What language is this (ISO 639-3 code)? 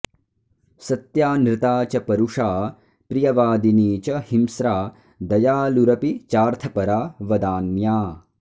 san